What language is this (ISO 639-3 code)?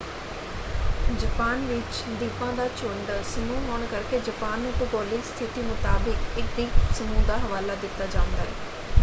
pan